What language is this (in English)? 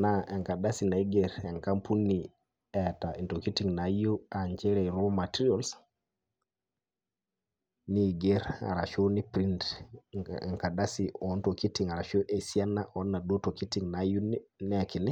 Masai